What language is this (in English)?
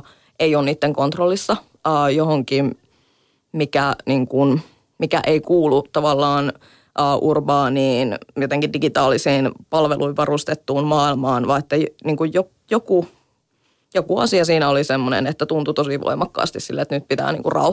Finnish